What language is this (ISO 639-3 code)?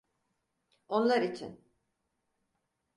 tur